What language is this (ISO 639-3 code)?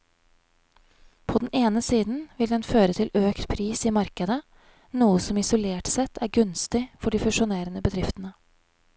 nor